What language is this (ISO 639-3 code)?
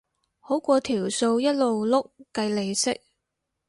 yue